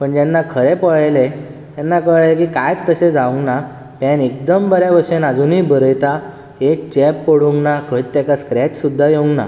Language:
Konkani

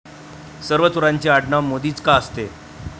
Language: Marathi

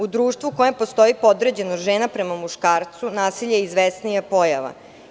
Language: Serbian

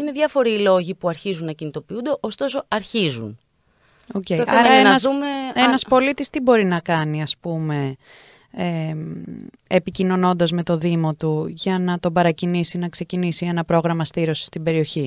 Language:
Greek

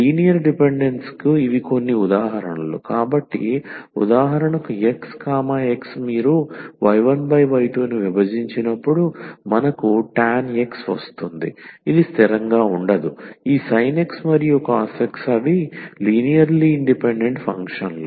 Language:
Telugu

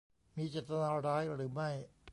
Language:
Thai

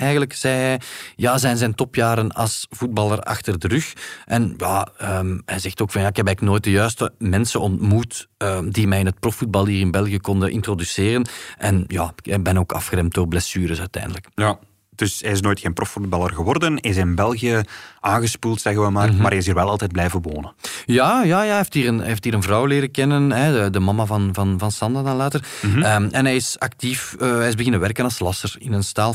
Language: Dutch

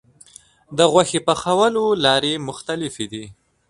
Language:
Pashto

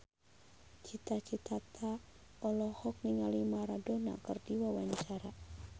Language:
Sundanese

